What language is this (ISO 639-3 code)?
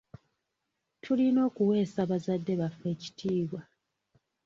lug